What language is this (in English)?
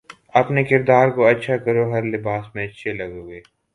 Urdu